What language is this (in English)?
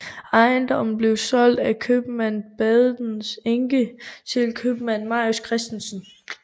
Danish